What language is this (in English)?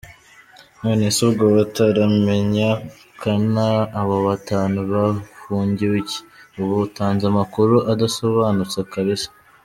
Kinyarwanda